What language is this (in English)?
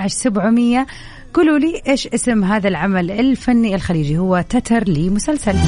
Arabic